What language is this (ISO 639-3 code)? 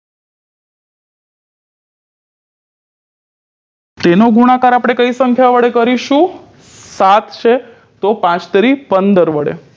guj